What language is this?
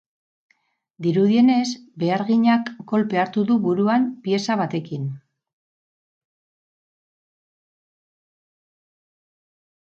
Basque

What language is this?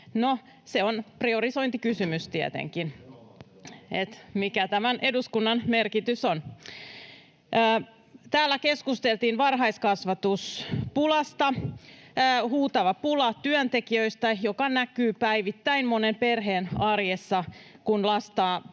Finnish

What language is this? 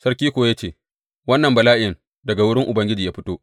Hausa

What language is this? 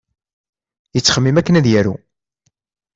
Kabyle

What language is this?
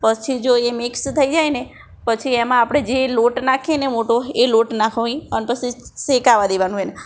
Gujarati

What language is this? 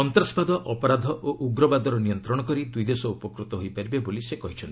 Odia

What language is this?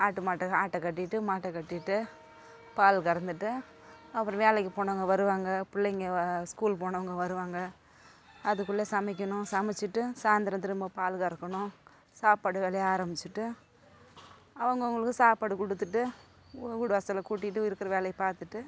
Tamil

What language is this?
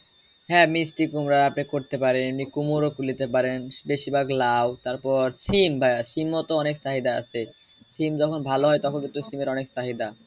Bangla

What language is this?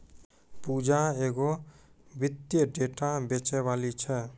Maithili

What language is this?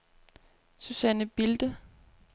Danish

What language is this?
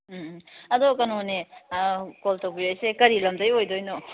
Manipuri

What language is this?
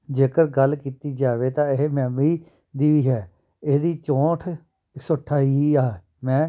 Punjabi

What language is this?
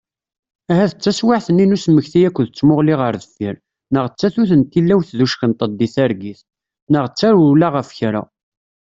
Kabyle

